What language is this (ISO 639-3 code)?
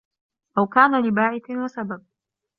ara